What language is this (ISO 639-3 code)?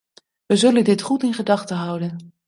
nld